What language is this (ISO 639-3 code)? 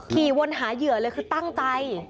tha